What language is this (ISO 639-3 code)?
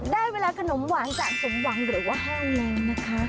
tha